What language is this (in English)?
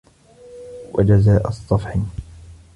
Arabic